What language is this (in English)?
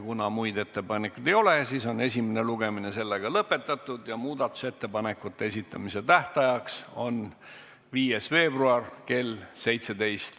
Estonian